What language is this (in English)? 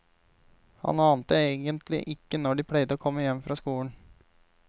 Norwegian